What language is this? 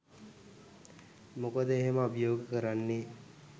Sinhala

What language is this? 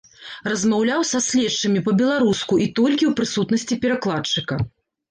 Belarusian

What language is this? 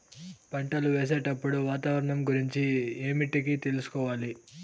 Telugu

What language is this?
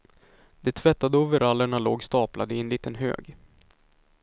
Swedish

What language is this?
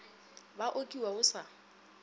Northern Sotho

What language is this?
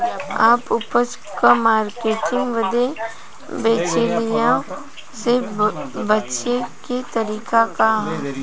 Bhojpuri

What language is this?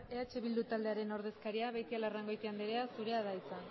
Basque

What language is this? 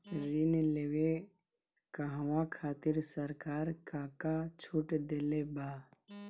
Bhojpuri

